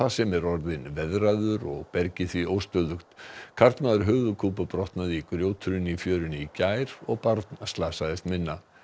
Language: Icelandic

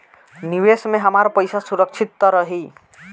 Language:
Bhojpuri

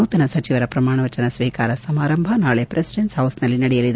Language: Kannada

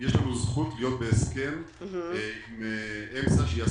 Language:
Hebrew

